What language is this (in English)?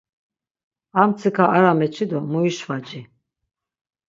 Laz